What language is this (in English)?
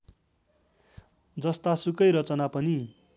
Nepali